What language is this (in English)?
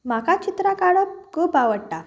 Konkani